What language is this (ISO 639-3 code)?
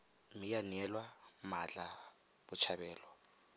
tsn